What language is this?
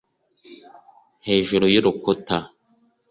Kinyarwanda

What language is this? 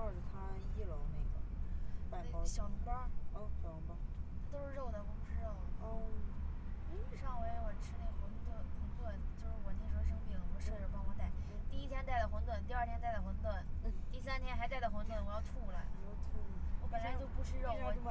Chinese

